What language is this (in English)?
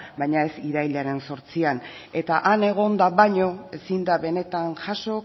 Basque